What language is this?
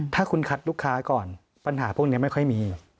Thai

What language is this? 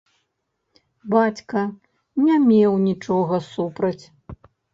Belarusian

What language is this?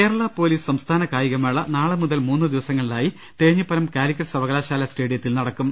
Malayalam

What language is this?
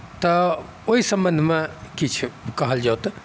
Maithili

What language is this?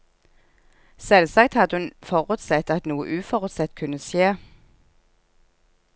Norwegian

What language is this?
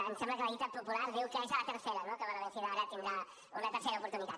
Catalan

